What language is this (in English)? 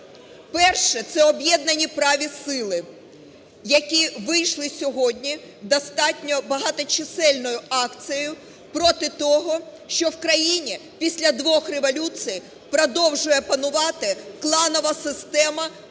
Ukrainian